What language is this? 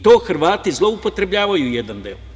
Serbian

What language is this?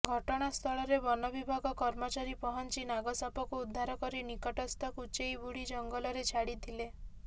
Odia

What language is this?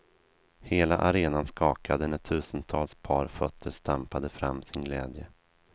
Swedish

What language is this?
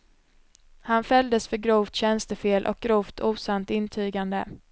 Swedish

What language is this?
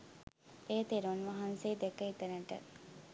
Sinhala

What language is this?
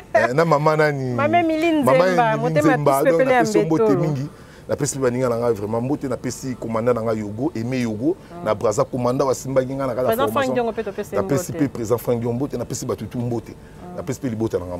French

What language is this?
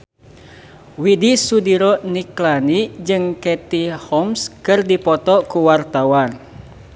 Sundanese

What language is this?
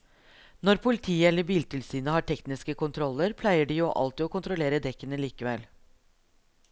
Norwegian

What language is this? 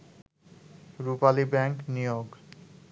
Bangla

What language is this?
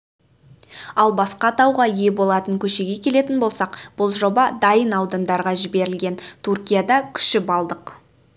Kazakh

